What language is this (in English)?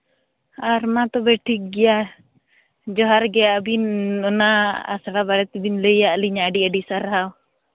Santali